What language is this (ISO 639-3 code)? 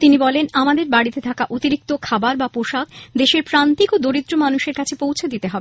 ben